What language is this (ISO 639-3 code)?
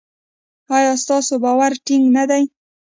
pus